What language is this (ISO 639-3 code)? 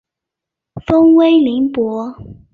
zho